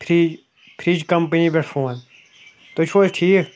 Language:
Kashmiri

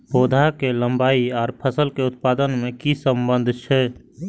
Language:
Maithili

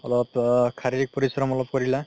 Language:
Assamese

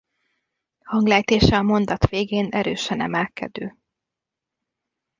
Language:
Hungarian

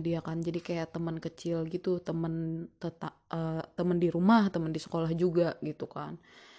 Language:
Indonesian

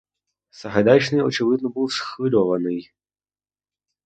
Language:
Ukrainian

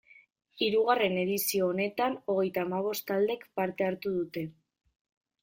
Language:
Basque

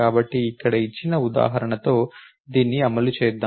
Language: Telugu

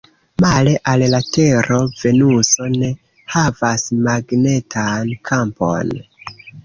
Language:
Esperanto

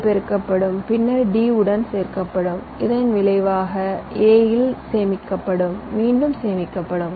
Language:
Tamil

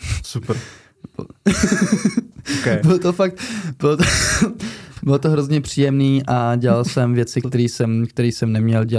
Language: Czech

